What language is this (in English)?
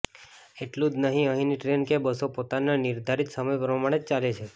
Gujarati